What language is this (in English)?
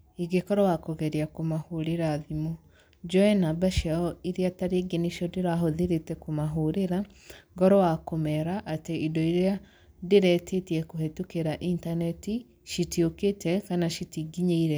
Kikuyu